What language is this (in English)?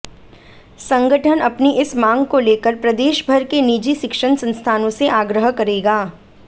Hindi